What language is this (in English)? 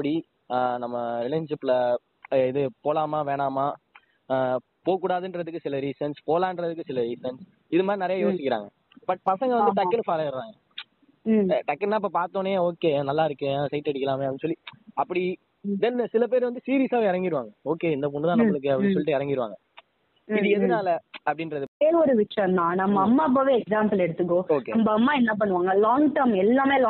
Tamil